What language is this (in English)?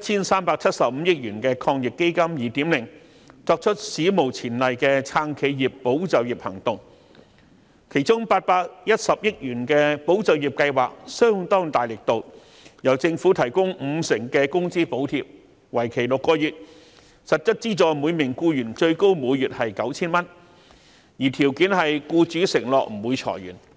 Cantonese